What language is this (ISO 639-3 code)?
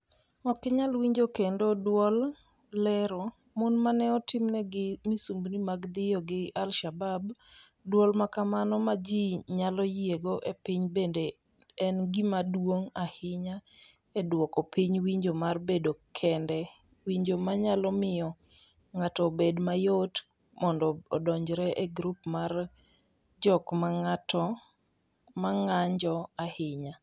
luo